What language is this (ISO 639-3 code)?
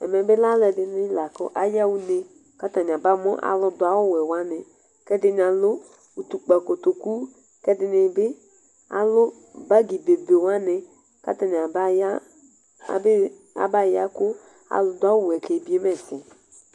kpo